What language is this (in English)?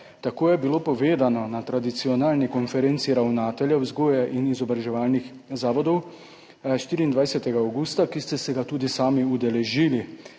Slovenian